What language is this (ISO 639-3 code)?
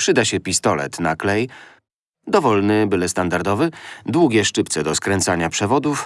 pol